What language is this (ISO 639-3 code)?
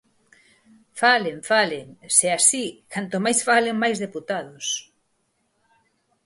glg